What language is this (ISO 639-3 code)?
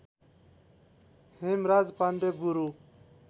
nep